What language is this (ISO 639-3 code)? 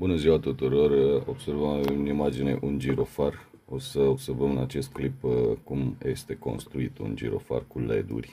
ron